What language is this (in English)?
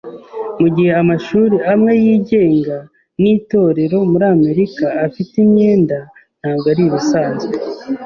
Kinyarwanda